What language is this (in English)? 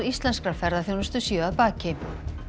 Icelandic